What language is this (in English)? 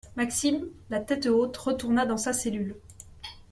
French